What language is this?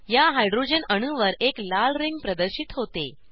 Marathi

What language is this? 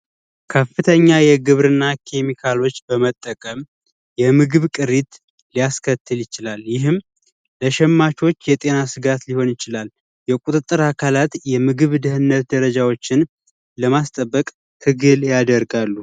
Amharic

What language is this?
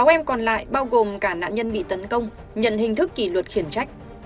Vietnamese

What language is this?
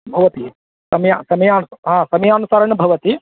Sanskrit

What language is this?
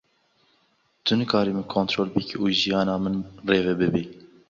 Kurdish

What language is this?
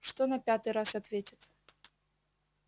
Russian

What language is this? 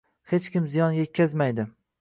Uzbek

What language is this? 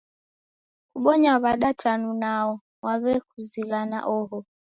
Taita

